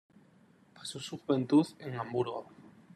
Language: Spanish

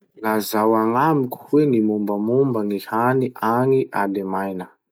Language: Masikoro Malagasy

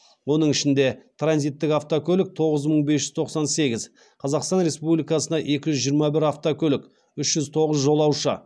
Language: Kazakh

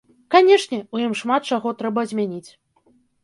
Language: Belarusian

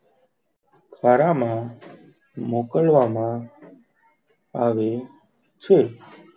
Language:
Gujarati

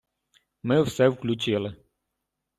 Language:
Ukrainian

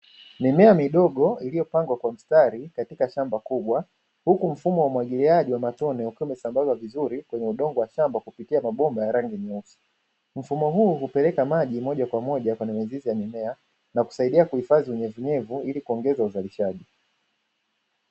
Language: Swahili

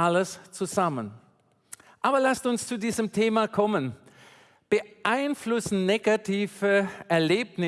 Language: German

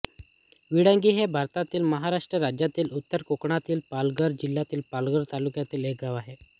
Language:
Marathi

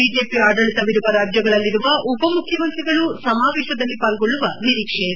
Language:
Kannada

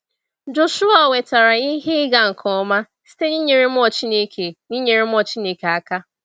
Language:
Igbo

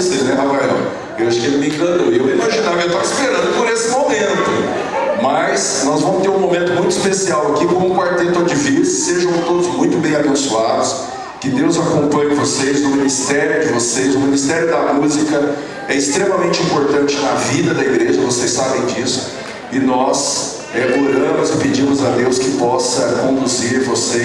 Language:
Portuguese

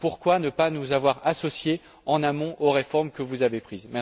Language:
French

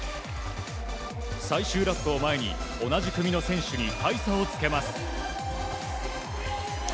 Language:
Japanese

